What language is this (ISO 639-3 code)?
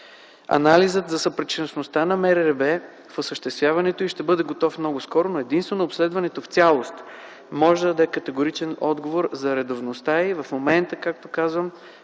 bul